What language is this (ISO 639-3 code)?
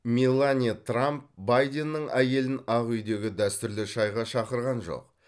kaz